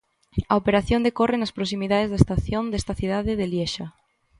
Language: Galician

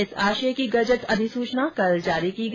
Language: Hindi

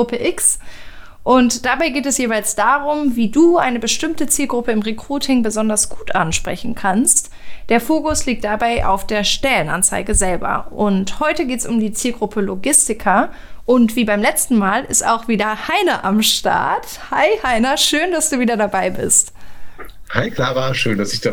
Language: German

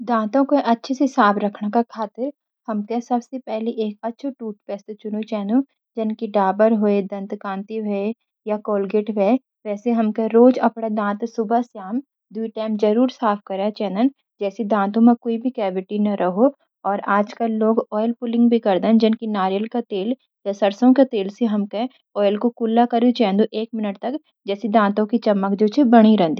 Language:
Garhwali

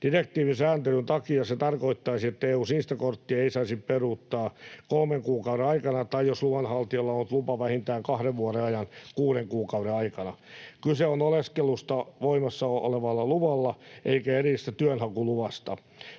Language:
Finnish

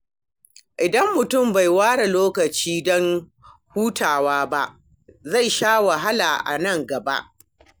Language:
Hausa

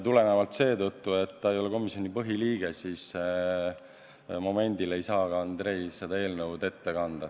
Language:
Estonian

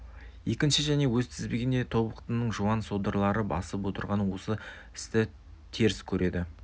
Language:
Kazakh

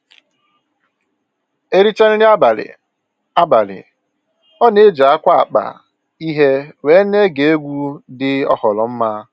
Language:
Igbo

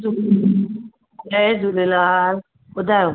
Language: Sindhi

